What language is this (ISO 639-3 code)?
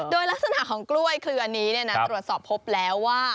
tha